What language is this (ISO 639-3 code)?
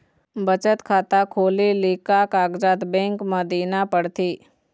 hne